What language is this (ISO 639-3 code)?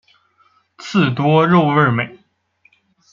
zho